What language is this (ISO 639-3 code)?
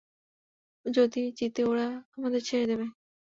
ben